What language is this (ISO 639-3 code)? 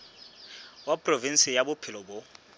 sot